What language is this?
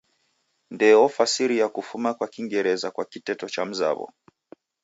Taita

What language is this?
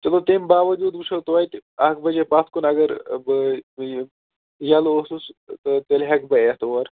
Kashmiri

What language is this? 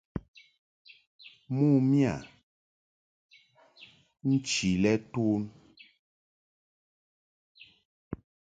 Mungaka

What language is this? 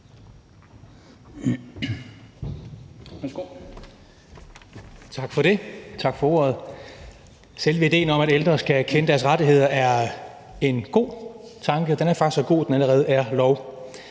Danish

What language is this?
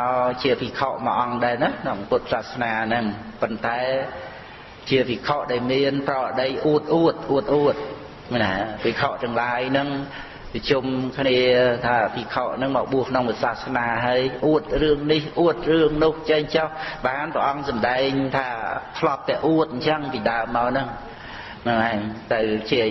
Khmer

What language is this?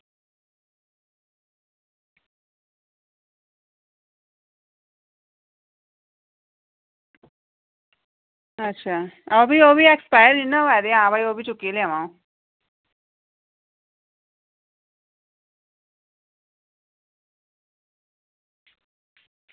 Dogri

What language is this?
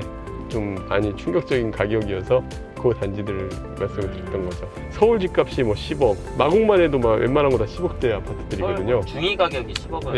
Korean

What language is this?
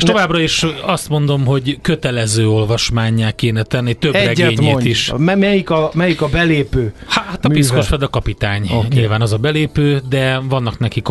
Hungarian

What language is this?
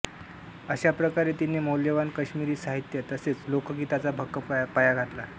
Marathi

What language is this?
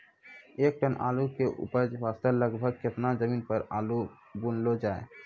Maithili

